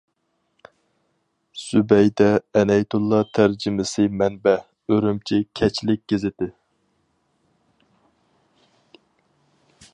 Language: Uyghur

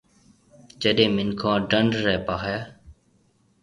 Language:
Marwari (Pakistan)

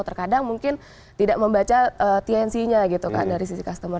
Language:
Indonesian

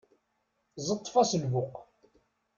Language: Kabyle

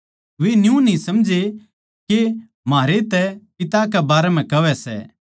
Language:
Haryanvi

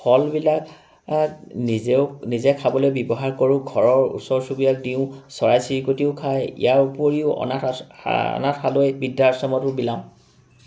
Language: Assamese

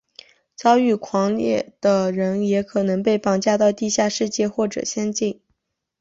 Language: Chinese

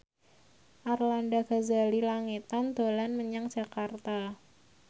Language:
Javanese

